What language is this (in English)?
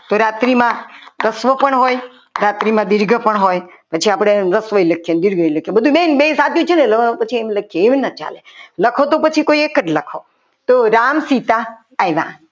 Gujarati